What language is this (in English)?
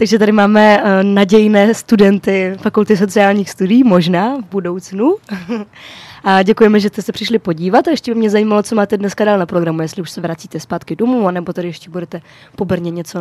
Czech